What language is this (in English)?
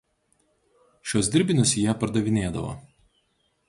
Lithuanian